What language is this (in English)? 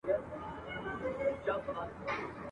Pashto